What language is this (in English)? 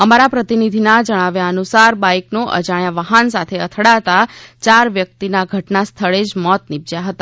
Gujarati